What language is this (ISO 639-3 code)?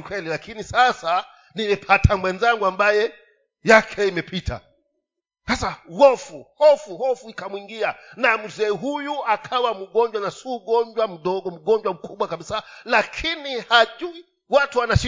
swa